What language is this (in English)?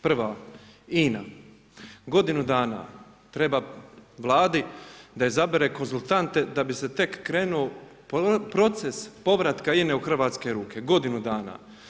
Croatian